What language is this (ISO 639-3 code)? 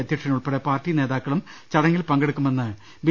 mal